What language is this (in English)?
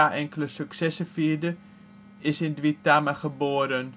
Dutch